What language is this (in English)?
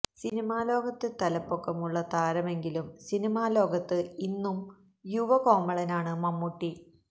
Malayalam